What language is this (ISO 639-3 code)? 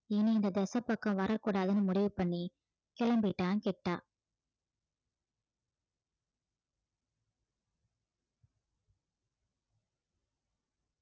tam